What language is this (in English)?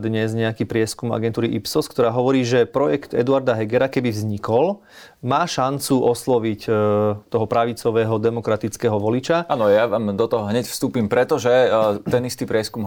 Slovak